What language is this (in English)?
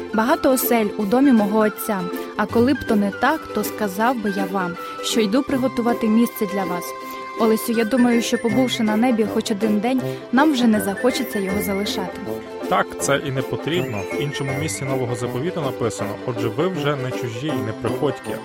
Ukrainian